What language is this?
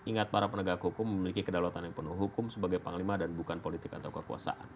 Indonesian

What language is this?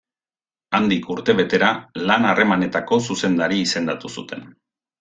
Basque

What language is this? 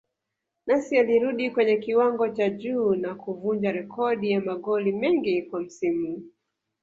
Swahili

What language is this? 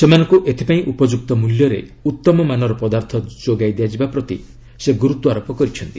Odia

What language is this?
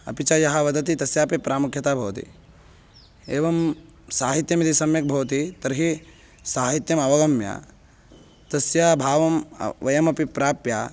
Sanskrit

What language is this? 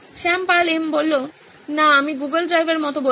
Bangla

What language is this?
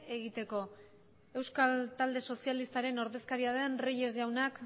Basque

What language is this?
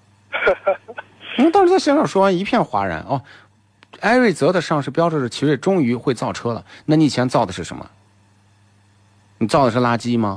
Chinese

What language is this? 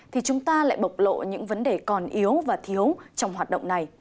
Vietnamese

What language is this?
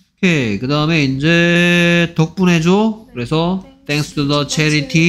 Korean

